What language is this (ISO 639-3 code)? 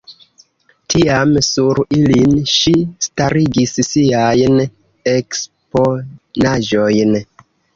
epo